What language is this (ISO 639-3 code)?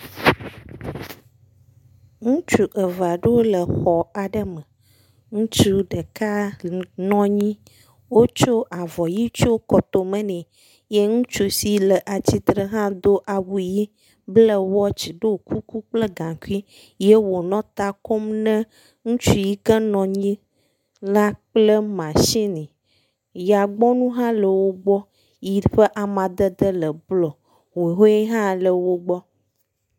ewe